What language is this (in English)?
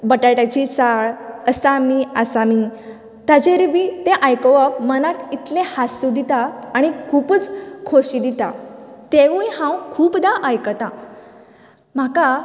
Konkani